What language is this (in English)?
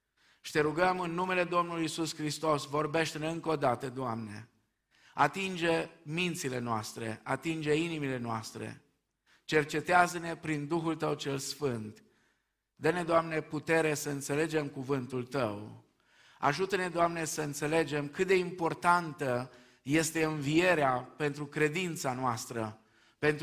Romanian